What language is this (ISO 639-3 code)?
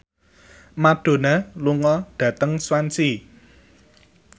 jav